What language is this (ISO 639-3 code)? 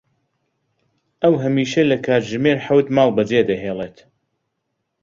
ckb